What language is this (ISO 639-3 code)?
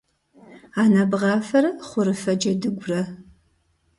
kbd